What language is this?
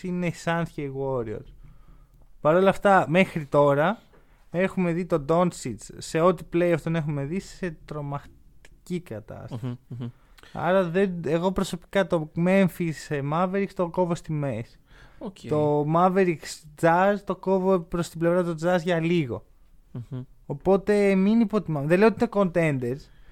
Greek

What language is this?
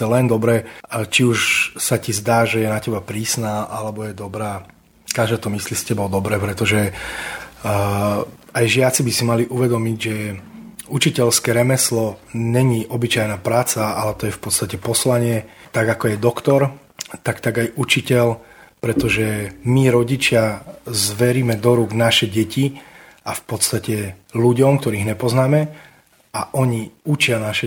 Slovak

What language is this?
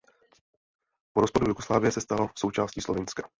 Czech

